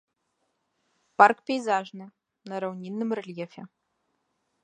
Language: Belarusian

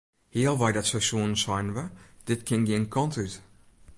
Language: Western Frisian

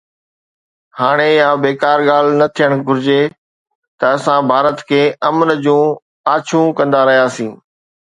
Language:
Sindhi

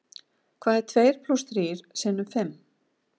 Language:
Icelandic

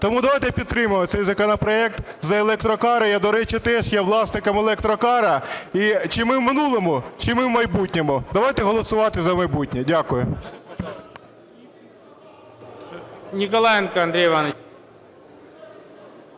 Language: Ukrainian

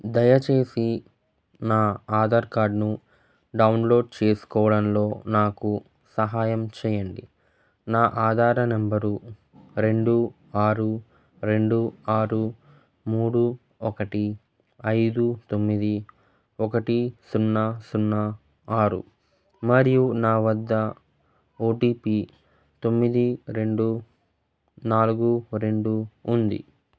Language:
Telugu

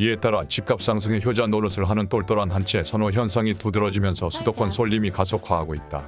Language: Korean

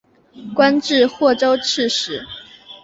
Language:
Chinese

